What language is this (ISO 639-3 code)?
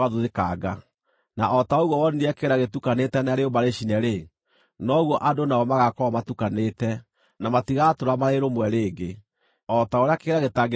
kik